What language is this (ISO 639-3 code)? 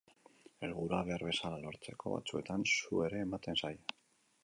eus